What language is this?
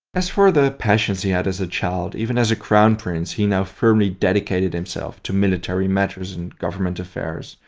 English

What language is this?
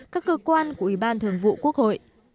Vietnamese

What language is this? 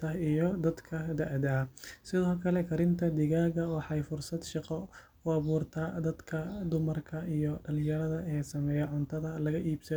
Somali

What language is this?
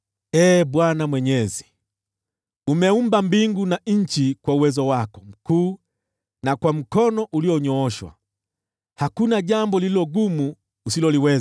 Swahili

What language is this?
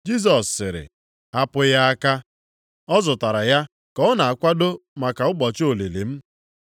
Igbo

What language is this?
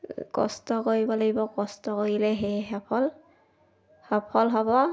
Assamese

